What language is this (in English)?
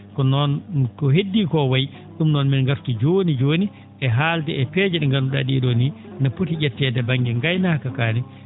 Fula